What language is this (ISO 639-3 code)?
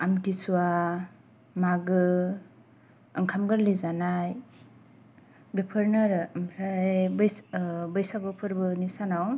brx